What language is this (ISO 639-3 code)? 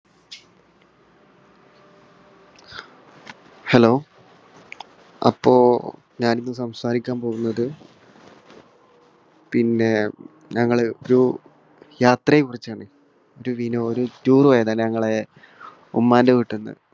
mal